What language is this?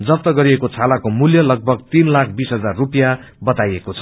Nepali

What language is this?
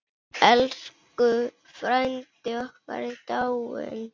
Icelandic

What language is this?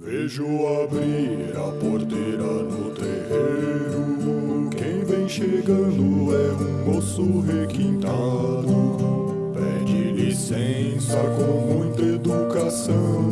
Portuguese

